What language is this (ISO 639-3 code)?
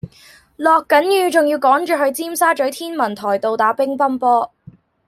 yue